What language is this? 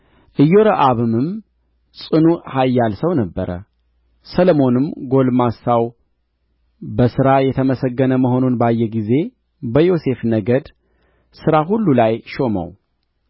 Amharic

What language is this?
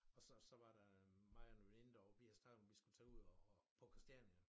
Danish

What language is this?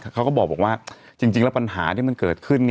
Thai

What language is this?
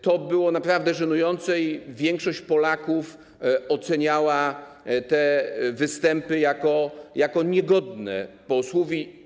Polish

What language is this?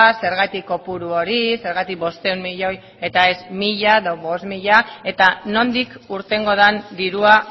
Basque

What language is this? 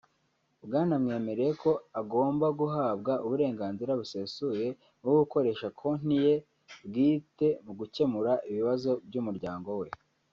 Kinyarwanda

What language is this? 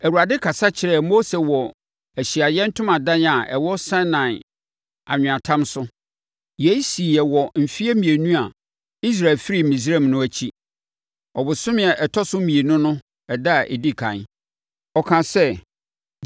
Akan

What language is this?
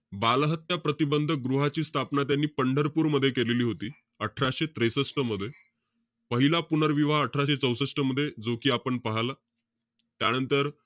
Marathi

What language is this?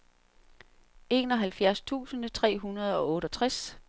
Danish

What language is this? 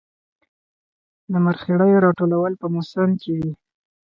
Pashto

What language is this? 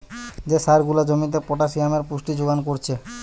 Bangla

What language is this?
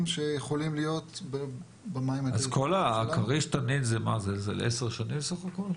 Hebrew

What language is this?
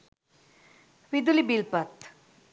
Sinhala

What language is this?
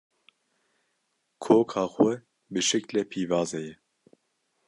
Kurdish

